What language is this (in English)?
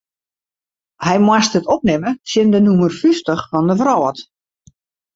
Western Frisian